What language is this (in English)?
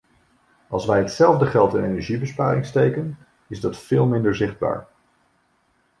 Dutch